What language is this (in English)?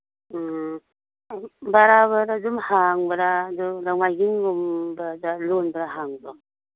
Manipuri